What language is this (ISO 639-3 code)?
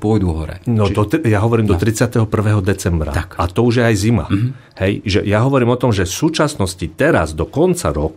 slk